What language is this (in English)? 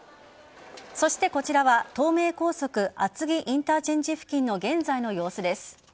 Japanese